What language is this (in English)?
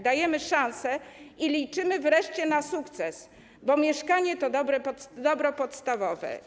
Polish